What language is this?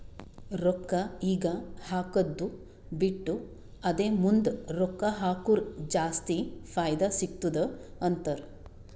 Kannada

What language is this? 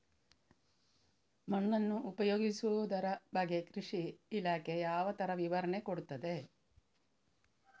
Kannada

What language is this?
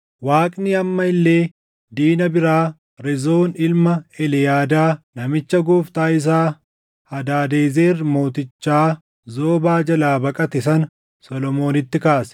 Oromo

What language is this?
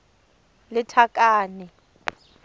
Tswana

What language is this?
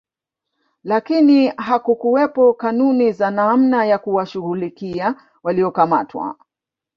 Swahili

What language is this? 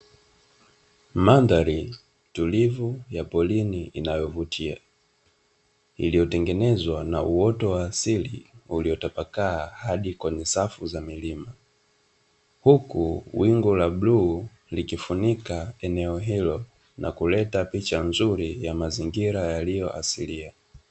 Swahili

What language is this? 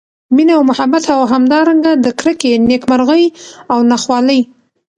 Pashto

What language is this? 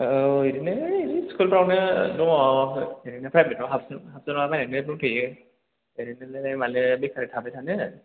Bodo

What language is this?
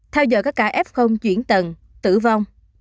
Vietnamese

